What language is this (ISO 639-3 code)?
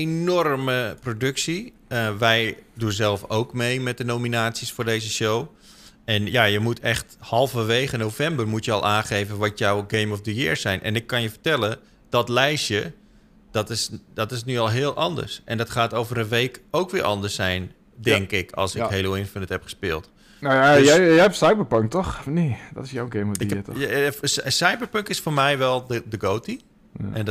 nld